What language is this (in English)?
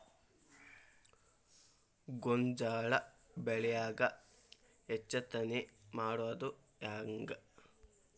Kannada